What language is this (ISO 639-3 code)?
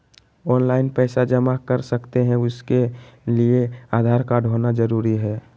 mag